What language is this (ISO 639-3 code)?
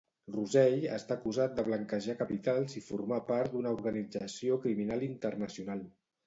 cat